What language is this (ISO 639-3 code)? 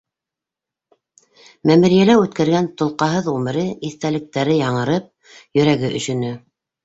bak